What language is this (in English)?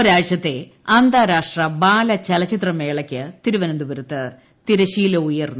Malayalam